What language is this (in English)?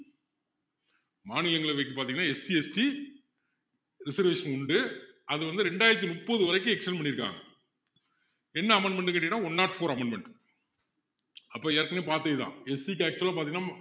Tamil